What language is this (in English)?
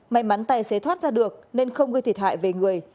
Vietnamese